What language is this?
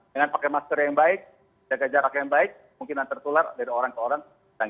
Indonesian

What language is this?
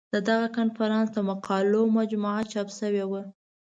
Pashto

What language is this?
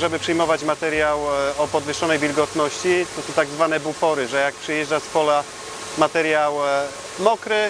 Polish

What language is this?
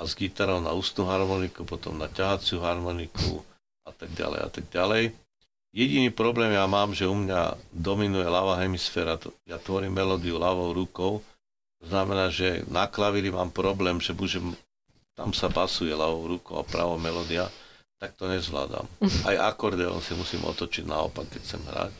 Slovak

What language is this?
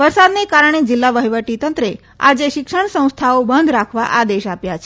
Gujarati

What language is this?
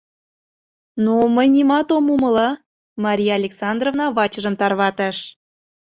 Mari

